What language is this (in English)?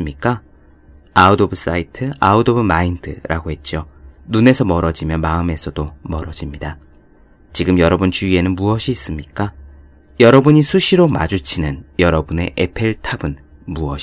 Korean